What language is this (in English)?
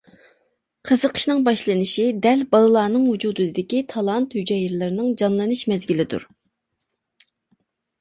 Uyghur